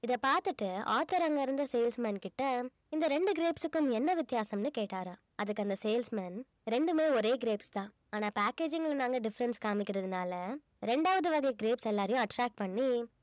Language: Tamil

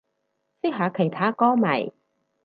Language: Cantonese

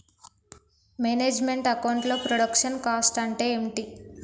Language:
Telugu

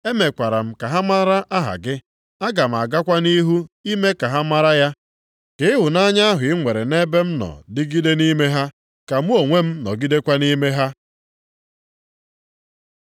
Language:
Igbo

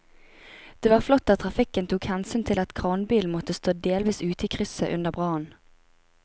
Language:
Norwegian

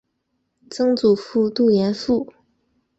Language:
Chinese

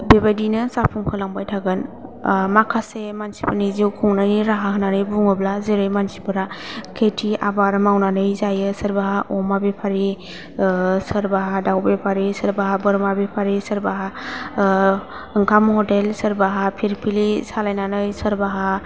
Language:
Bodo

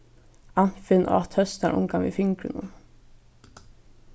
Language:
Faroese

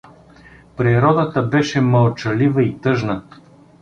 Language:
Bulgarian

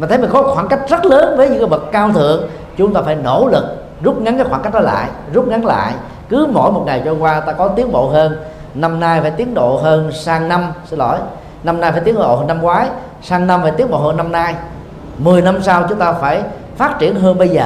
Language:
Vietnamese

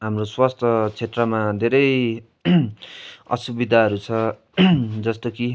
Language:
Nepali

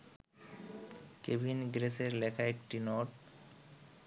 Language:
Bangla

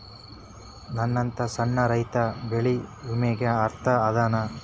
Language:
Kannada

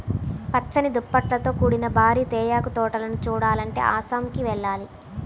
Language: Telugu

